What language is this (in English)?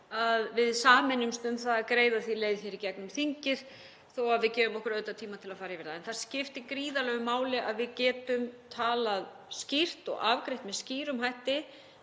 Icelandic